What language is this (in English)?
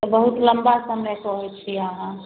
Maithili